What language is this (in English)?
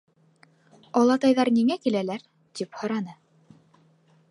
Bashkir